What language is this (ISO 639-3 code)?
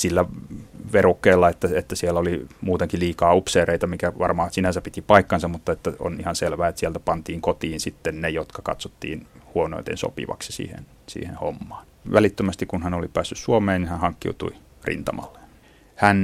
fin